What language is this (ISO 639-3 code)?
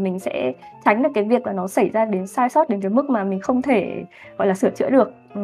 vie